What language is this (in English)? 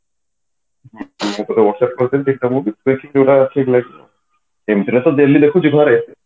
Odia